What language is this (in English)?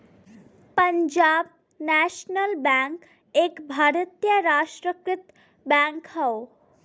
Bhojpuri